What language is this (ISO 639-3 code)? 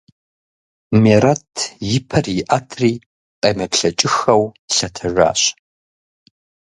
kbd